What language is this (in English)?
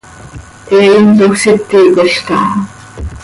Seri